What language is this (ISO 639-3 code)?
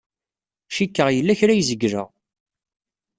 kab